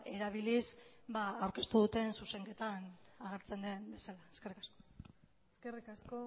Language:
Basque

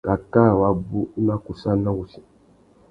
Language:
Tuki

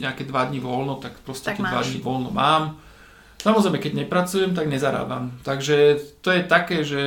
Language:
Slovak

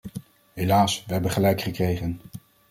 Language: Dutch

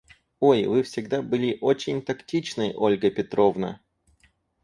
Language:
Russian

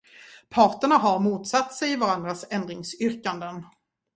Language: Swedish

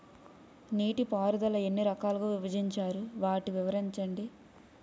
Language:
Telugu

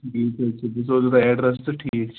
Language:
Kashmiri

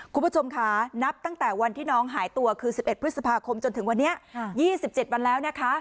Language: Thai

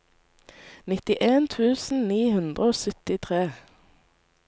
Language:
Norwegian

